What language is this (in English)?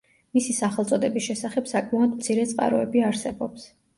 Georgian